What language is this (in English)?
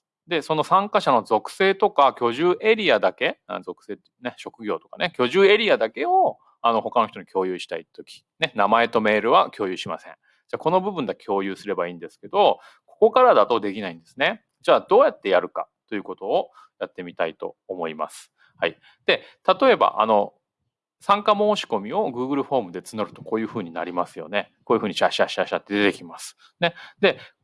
Japanese